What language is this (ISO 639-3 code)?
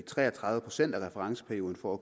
dan